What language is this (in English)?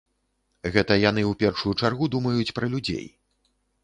Belarusian